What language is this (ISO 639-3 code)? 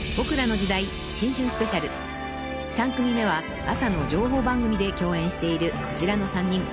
jpn